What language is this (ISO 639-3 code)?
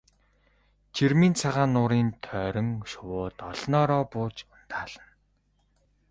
mon